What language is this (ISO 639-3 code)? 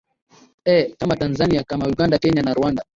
swa